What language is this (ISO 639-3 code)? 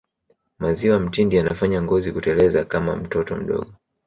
swa